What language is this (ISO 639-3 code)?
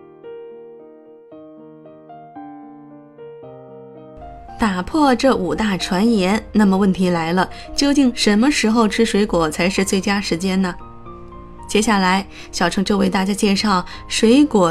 zho